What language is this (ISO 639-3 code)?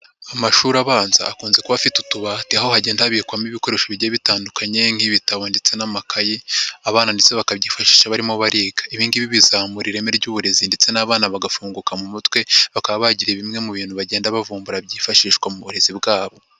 kin